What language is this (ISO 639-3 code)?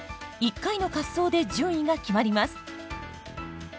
jpn